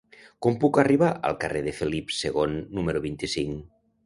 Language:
Catalan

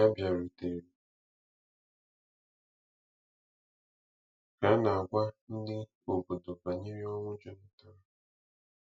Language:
Igbo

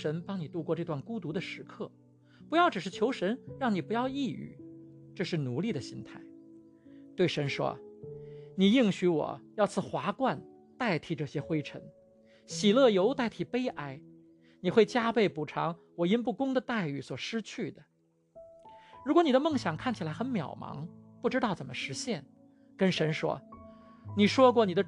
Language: Chinese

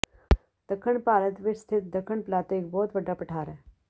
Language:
Punjabi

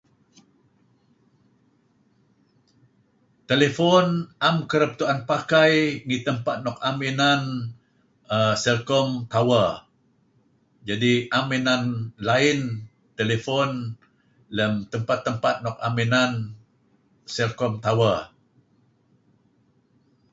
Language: Kelabit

